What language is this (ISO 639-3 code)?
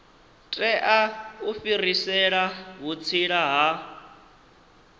ven